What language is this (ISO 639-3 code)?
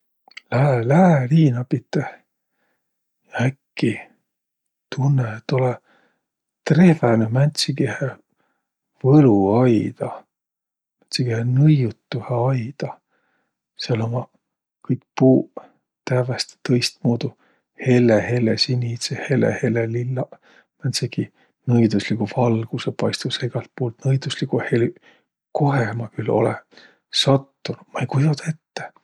vro